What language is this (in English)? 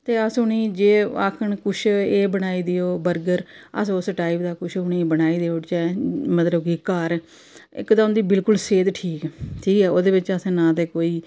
Dogri